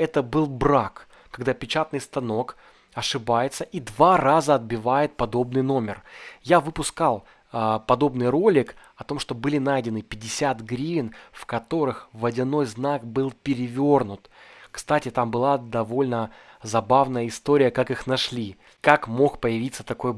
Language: Russian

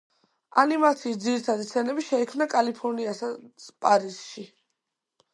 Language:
Georgian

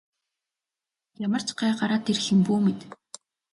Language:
Mongolian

